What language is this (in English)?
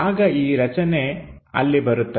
Kannada